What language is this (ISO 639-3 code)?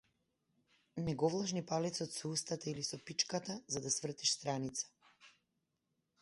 mkd